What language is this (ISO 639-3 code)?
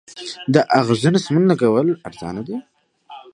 pus